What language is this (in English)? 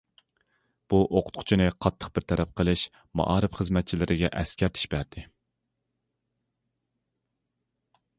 Uyghur